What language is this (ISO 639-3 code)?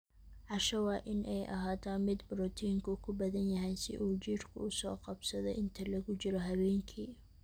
som